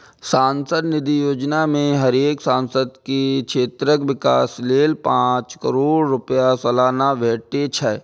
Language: Maithili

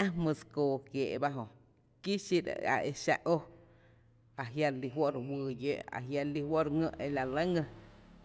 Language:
Tepinapa Chinantec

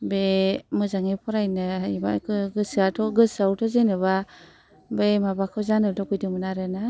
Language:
Bodo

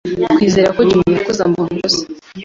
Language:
Kinyarwanda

